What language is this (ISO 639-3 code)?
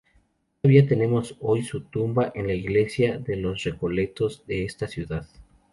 spa